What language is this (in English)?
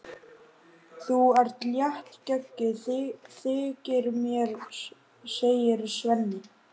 Icelandic